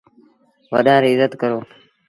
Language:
Sindhi Bhil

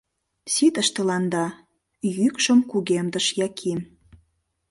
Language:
Mari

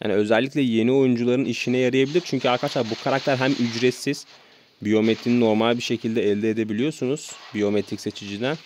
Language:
Turkish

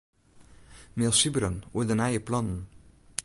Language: Western Frisian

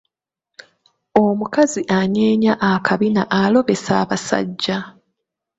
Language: Ganda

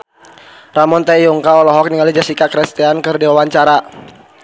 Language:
Sundanese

